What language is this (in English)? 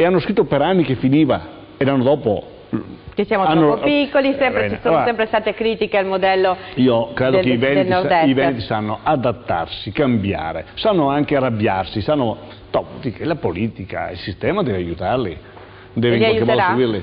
Italian